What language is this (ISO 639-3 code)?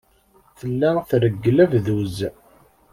kab